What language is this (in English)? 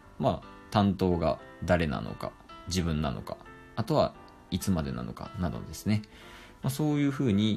Japanese